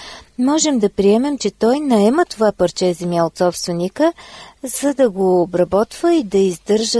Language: Bulgarian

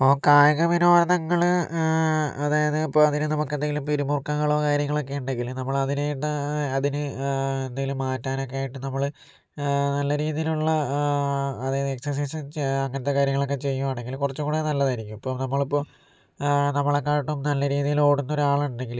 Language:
Malayalam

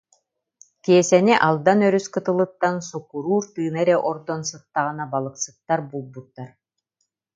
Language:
Yakut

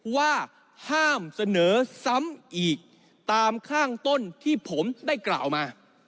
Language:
Thai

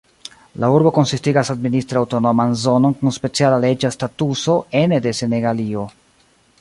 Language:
Esperanto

